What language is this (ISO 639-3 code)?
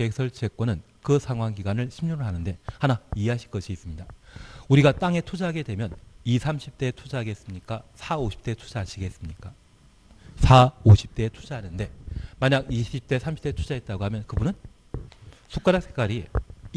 kor